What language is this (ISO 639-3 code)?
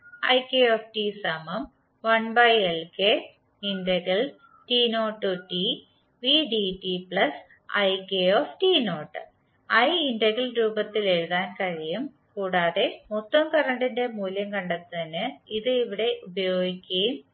mal